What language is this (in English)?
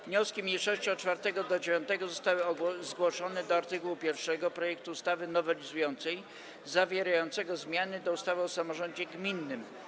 Polish